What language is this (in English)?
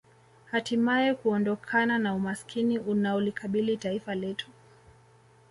Swahili